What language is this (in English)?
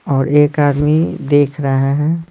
Hindi